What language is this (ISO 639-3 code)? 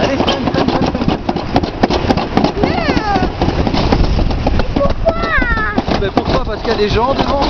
fra